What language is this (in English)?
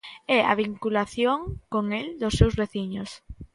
Galician